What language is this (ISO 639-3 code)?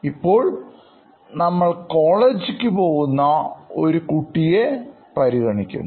mal